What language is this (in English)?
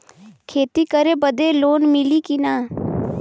Bhojpuri